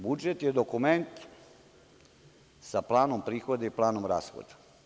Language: Serbian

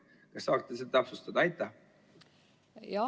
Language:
Estonian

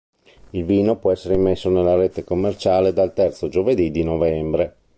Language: Italian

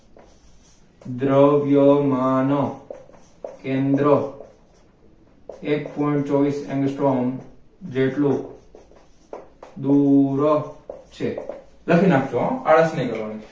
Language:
Gujarati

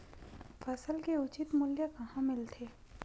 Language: Chhattisgarhi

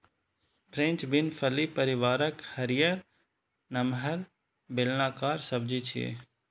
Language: Maithili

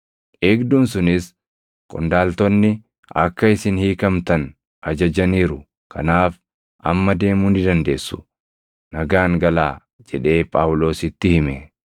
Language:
Oromo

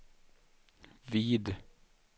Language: Swedish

